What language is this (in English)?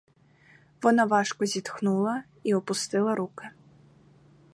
Ukrainian